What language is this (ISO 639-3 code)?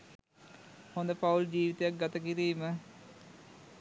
sin